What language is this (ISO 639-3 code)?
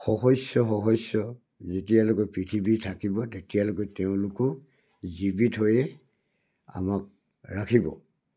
asm